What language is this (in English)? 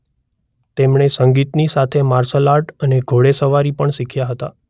Gujarati